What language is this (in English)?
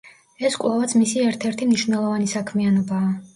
Georgian